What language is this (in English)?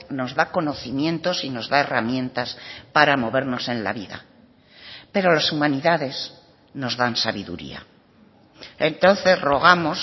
Spanish